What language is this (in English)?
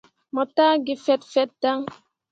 Mundang